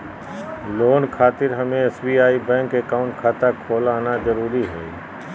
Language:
Magahi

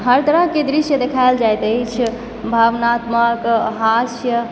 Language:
Maithili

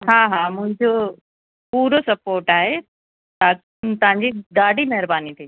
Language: Sindhi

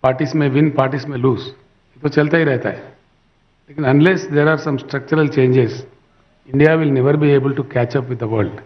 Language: Hindi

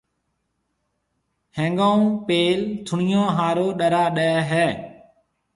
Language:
Marwari (Pakistan)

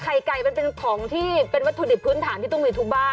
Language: Thai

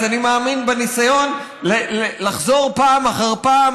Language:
Hebrew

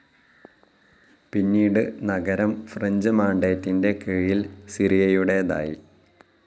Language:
Malayalam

